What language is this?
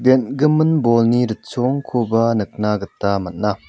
Garo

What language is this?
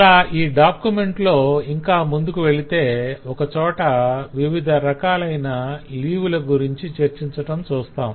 Telugu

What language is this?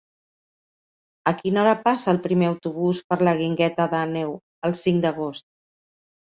Catalan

